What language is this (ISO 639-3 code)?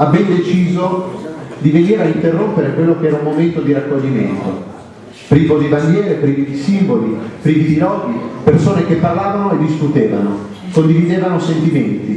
ita